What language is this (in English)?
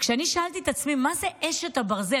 Hebrew